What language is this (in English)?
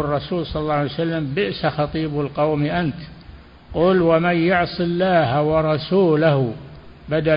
Arabic